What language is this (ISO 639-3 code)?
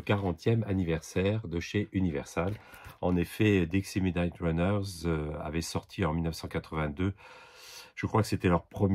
fra